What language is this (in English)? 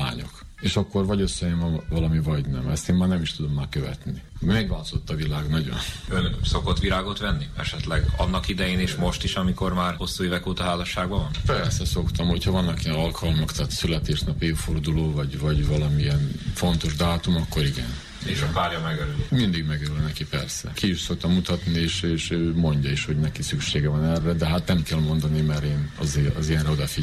Hungarian